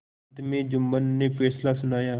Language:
Hindi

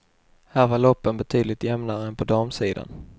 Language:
Swedish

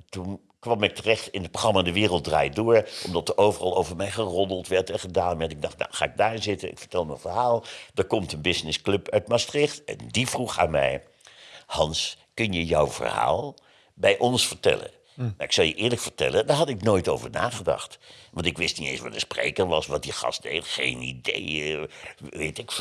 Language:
Dutch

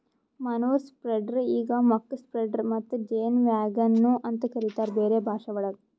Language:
Kannada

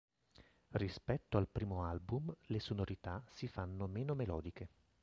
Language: Italian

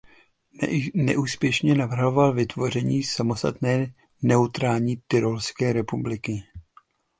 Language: Czech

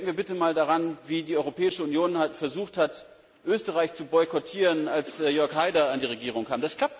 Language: German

